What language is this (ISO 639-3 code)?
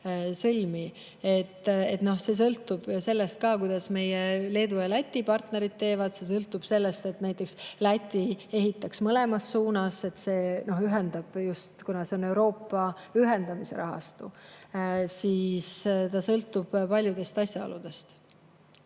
est